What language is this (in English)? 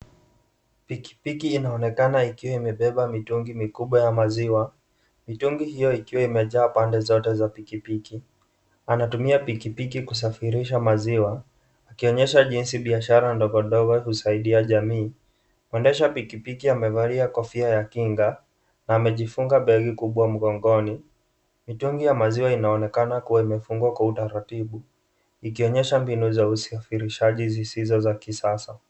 Swahili